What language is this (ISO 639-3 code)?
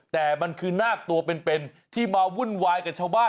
tha